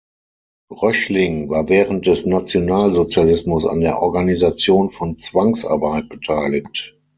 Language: German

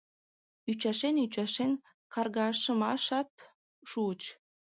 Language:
Mari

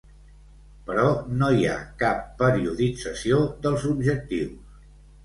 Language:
Catalan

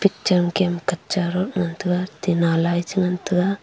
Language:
Wancho Naga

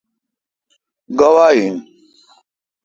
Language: Kalkoti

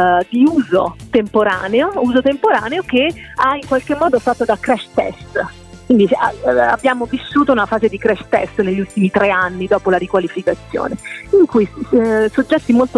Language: Italian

